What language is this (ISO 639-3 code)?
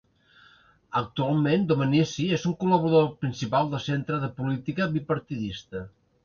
cat